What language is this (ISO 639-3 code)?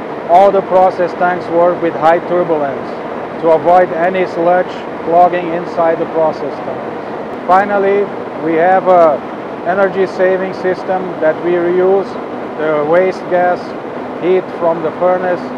eng